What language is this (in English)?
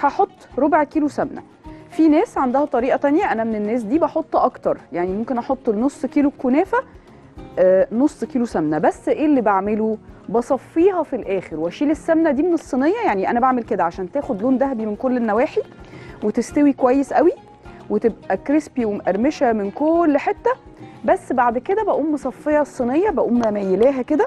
Arabic